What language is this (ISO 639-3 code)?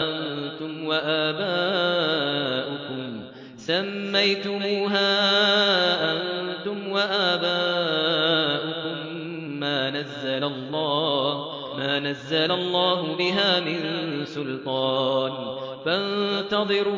ara